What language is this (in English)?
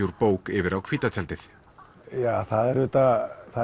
Icelandic